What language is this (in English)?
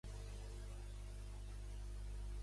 Catalan